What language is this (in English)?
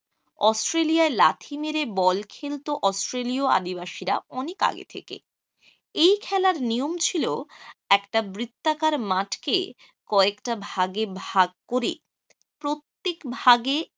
Bangla